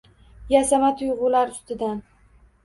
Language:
Uzbek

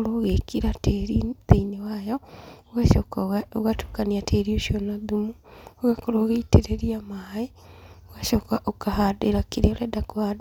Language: Kikuyu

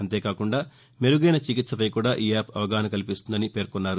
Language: Telugu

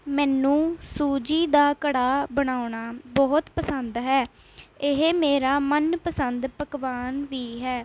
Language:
Punjabi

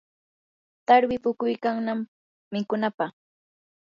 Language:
Yanahuanca Pasco Quechua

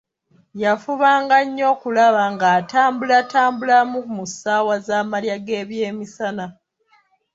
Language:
Ganda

